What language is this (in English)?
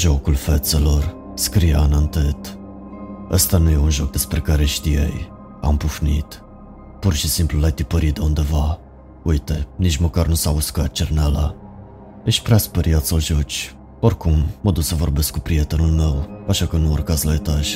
Romanian